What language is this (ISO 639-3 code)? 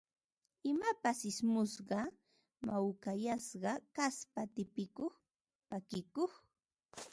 qva